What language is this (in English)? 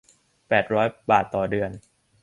Thai